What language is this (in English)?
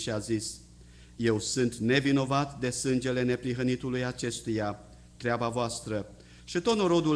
Romanian